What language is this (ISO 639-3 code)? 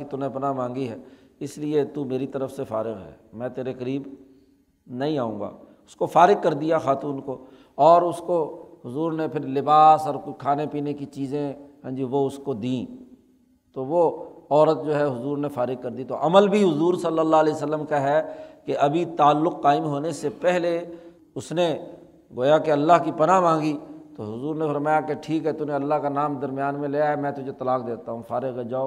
urd